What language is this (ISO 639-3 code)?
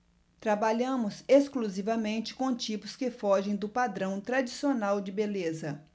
por